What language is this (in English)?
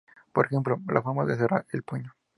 Spanish